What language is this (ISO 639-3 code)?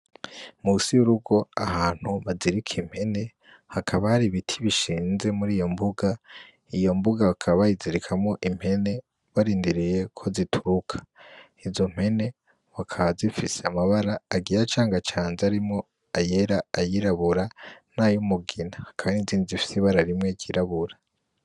run